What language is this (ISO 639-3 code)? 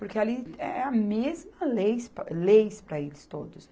por